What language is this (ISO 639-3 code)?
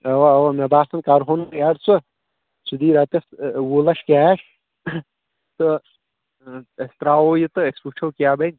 kas